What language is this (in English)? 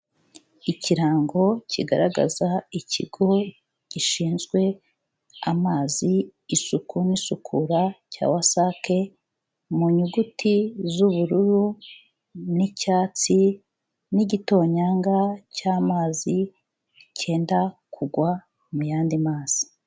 Kinyarwanda